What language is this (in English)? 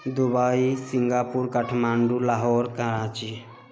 Maithili